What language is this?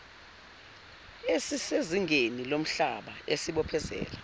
Zulu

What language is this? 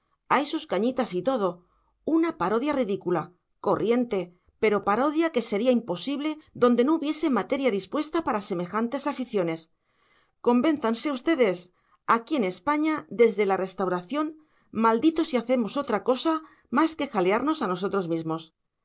Spanish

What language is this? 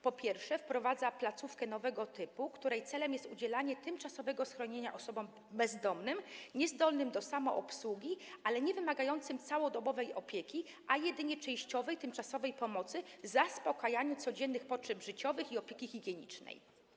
Polish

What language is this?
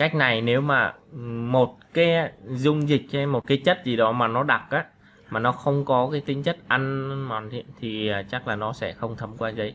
Vietnamese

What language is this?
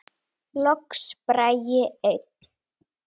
Icelandic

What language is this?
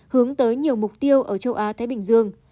Vietnamese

